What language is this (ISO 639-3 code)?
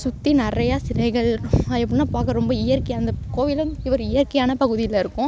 tam